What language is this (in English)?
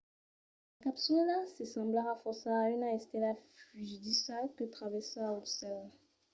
Occitan